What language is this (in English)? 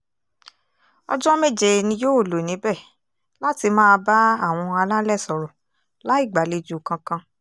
Yoruba